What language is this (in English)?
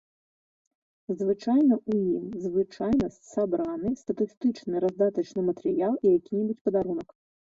Belarusian